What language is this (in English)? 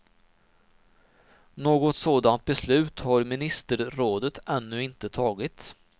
Swedish